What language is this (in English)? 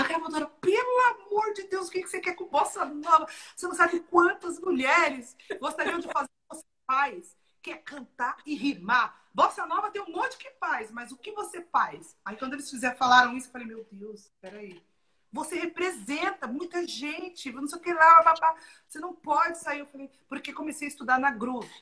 Portuguese